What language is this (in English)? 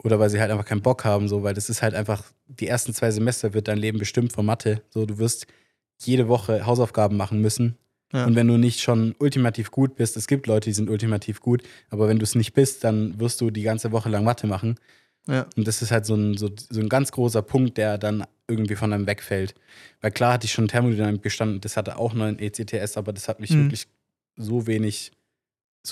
German